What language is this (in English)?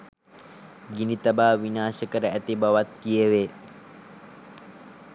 Sinhala